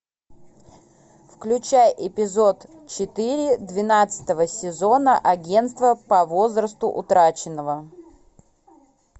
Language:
Russian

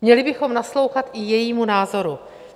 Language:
Czech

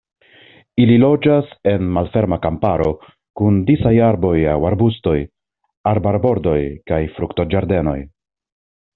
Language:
Esperanto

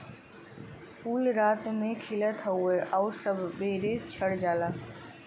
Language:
Bhojpuri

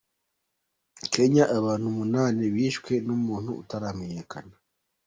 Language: Kinyarwanda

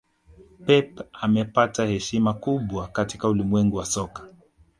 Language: Swahili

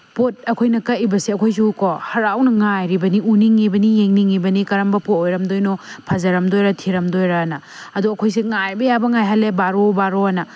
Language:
Manipuri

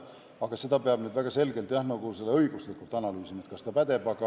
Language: Estonian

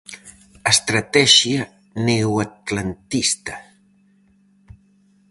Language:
Galician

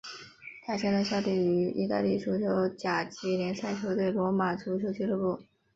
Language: Chinese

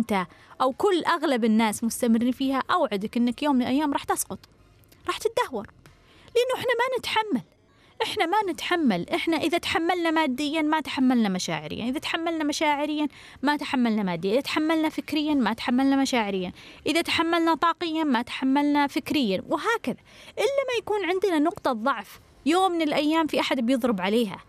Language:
Arabic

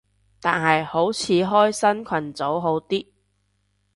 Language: Cantonese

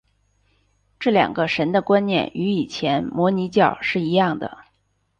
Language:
Chinese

